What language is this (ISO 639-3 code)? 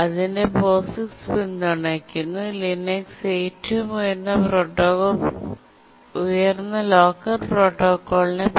mal